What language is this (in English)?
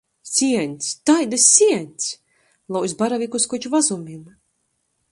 Latgalian